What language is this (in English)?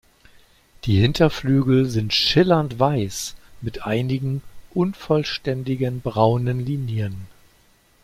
German